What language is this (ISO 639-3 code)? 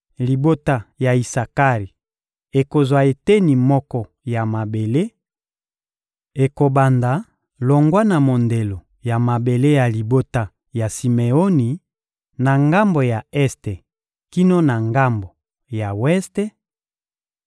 lin